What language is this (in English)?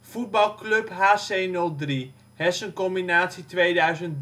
Dutch